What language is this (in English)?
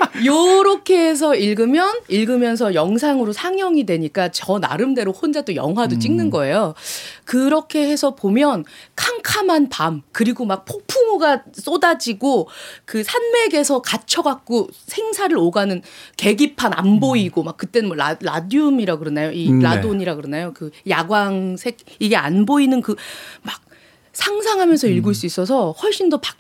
Korean